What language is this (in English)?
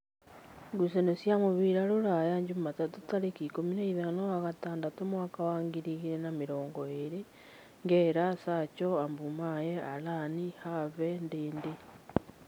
Kikuyu